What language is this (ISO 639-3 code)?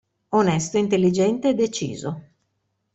ita